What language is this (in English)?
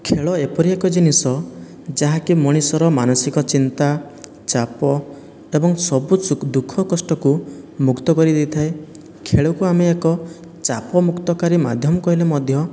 Odia